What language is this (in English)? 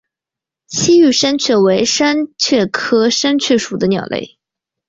Chinese